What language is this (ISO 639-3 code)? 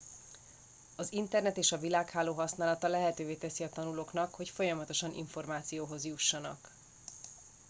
hun